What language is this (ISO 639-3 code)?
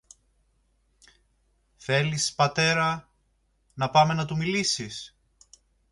ell